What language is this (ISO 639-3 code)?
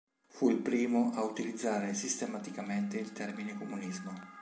ita